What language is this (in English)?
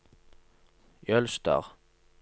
Norwegian